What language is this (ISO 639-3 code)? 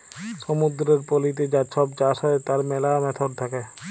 ben